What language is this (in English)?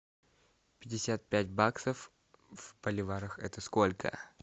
Russian